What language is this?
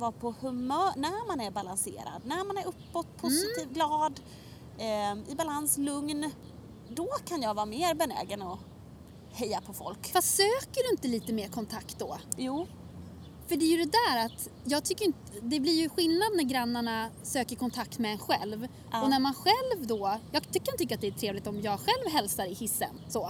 Swedish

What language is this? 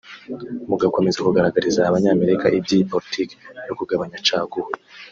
Kinyarwanda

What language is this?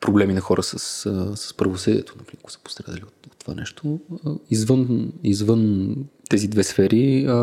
Bulgarian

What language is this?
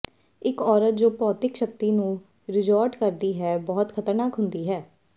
Punjabi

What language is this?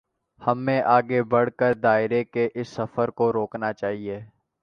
Urdu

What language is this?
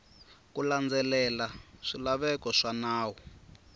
Tsonga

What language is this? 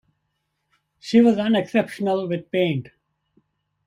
English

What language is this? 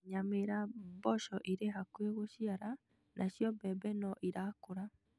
Kikuyu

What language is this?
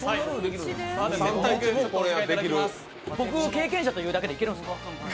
Japanese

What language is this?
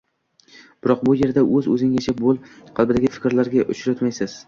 Uzbek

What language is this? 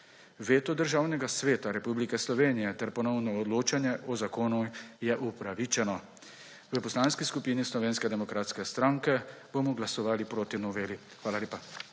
Slovenian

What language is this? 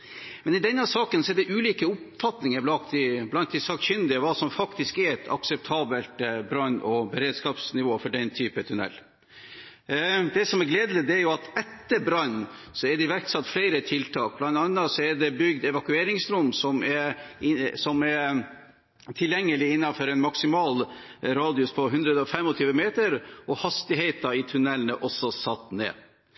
Norwegian Bokmål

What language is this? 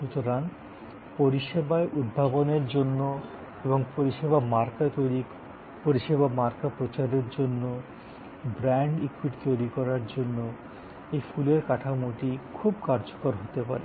Bangla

